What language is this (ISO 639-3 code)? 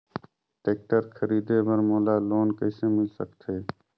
hne